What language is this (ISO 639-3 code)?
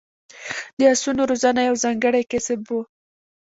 pus